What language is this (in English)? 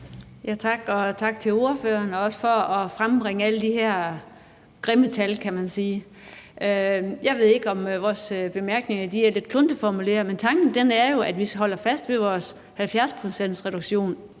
Danish